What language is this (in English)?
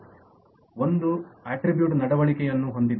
Kannada